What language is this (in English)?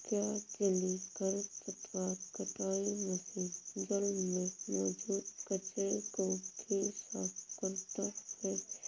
Hindi